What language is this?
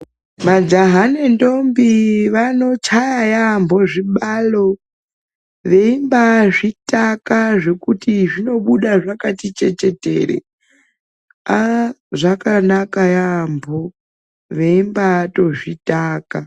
Ndau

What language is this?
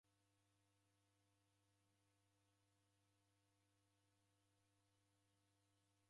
Taita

